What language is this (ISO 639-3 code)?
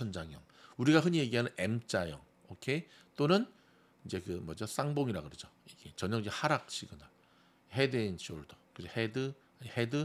kor